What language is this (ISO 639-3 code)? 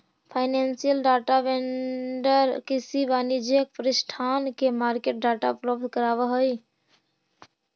mag